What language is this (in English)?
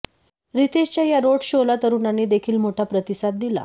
Marathi